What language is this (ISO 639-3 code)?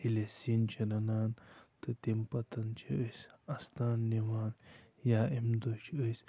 kas